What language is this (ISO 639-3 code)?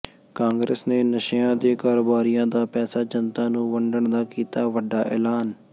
pan